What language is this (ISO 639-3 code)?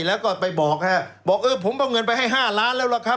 tha